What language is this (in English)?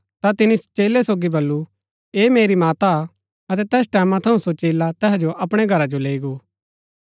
Gaddi